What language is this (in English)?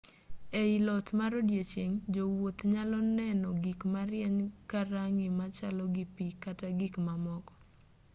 Luo (Kenya and Tanzania)